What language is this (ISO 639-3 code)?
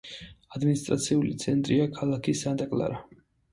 kat